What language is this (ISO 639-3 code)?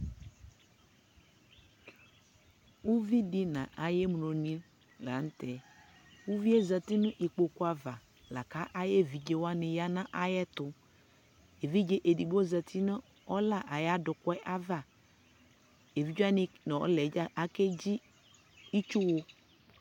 kpo